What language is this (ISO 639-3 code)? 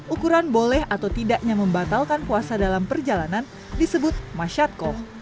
ind